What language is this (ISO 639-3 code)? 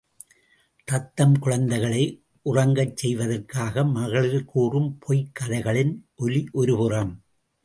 tam